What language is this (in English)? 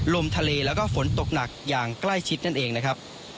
Thai